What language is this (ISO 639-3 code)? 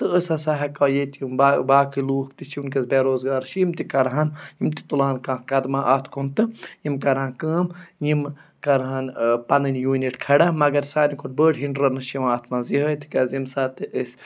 kas